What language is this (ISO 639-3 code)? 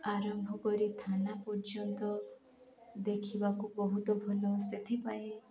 ori